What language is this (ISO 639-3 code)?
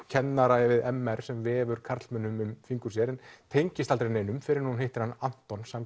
isl